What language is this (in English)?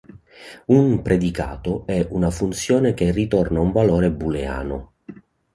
Italian